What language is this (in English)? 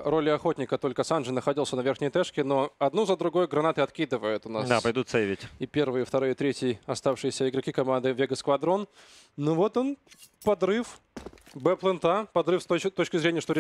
Russian